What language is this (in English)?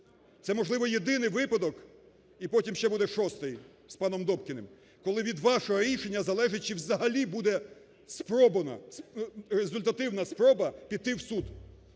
Ukrainian